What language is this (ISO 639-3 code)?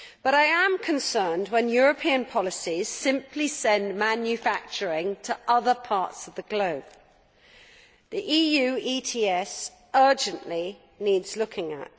eng